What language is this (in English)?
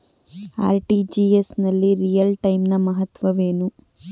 Kannada